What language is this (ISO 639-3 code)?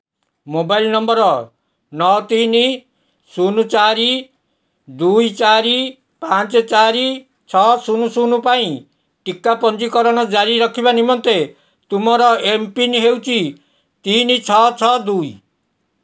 ori